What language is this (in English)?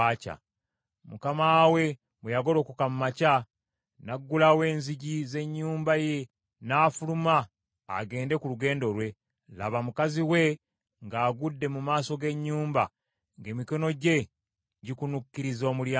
Ganda